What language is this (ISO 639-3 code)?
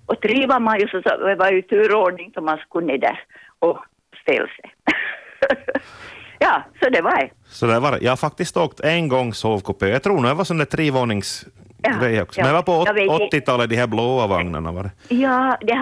swe